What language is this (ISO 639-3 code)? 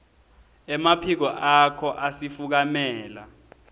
ssw